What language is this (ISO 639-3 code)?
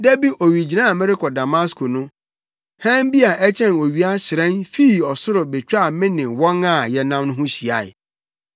aka